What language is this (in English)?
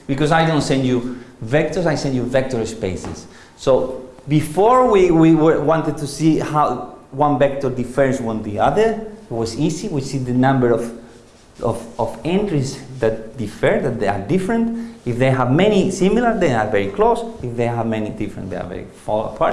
English